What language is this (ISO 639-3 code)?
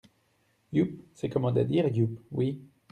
fra